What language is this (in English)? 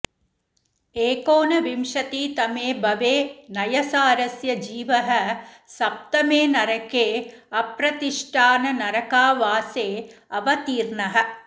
Sanskrit